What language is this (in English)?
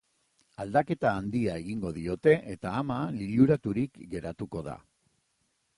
Basque